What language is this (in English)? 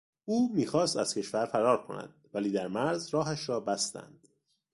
Persian